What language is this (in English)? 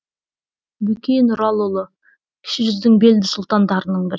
Kazakh